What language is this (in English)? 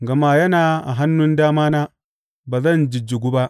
Hausa